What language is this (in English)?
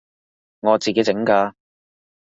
Cantonese